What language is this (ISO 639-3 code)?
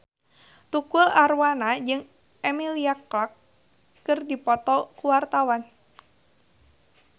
sun